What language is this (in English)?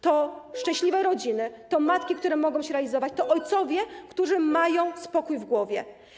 Polish